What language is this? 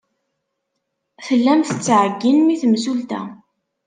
Kabyle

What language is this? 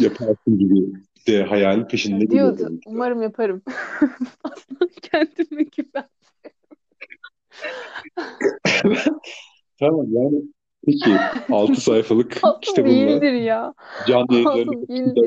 Turkish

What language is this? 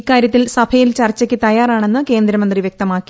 Malayalam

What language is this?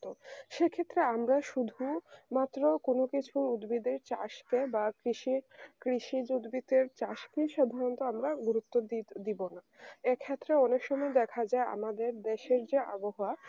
Bangla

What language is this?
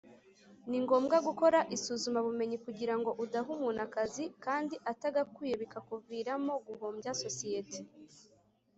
Kinyarwanda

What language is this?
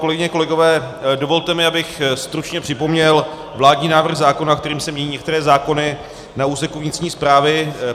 Czech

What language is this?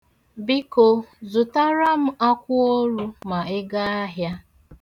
Igbo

